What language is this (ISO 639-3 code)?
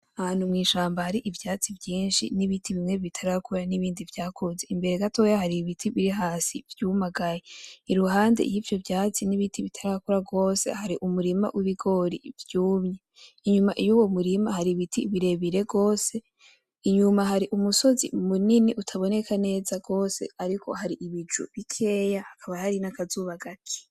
run